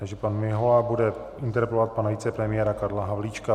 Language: Czech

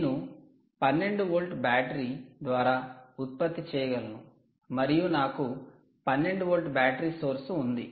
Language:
Telugu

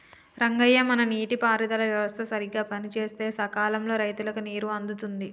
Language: Telugu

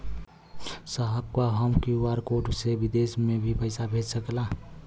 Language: Bhojpuri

